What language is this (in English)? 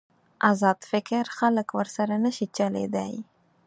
Pashto